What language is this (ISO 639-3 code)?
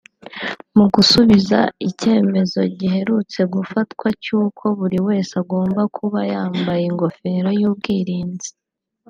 kin